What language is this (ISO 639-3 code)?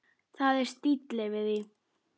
isl